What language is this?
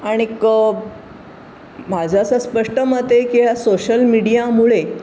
Marathi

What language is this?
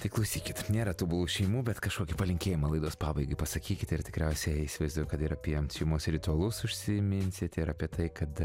Lithuanian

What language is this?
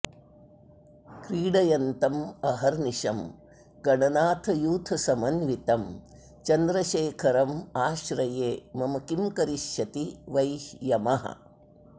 Sanskrit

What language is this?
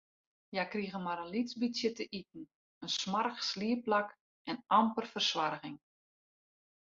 Western Frisian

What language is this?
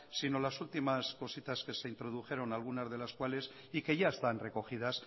Spanish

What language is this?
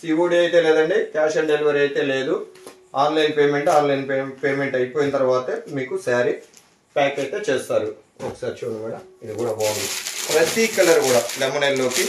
Telugu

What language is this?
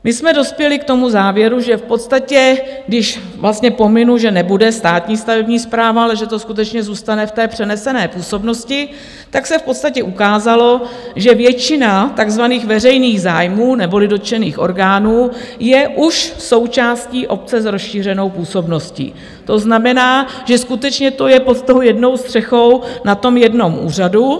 Czech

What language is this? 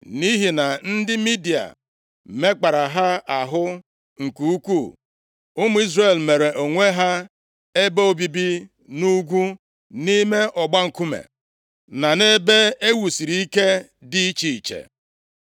Igbo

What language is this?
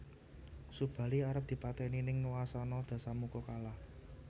Javanese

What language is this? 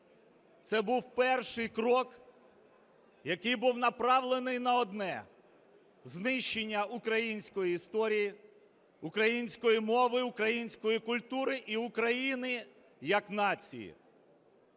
Ukrainian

